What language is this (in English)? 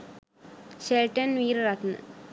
Sinhala